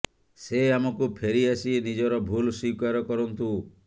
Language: Odia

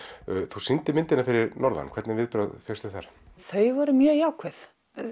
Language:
Icelandic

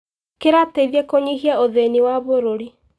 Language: Kikuyu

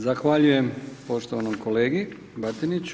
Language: Croatian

